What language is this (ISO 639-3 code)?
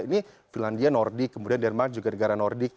ind